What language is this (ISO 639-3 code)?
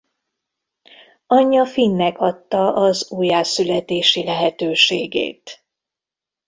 hun